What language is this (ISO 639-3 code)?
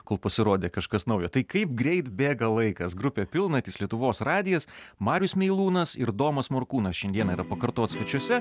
lit